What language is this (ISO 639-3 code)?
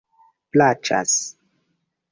epo